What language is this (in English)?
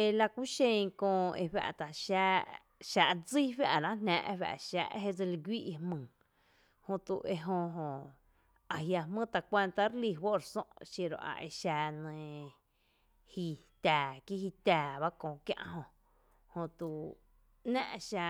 Tepinapa Chinantec